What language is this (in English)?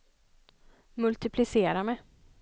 Swedish